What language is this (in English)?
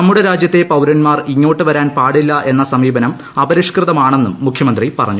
Malayalam